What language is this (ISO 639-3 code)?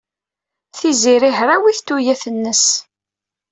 kab